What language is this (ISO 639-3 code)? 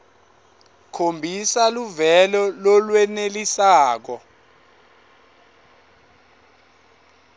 ssw